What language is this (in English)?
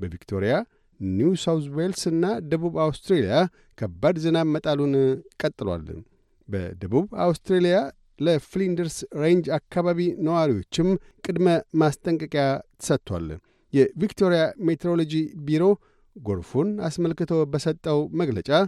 Amharic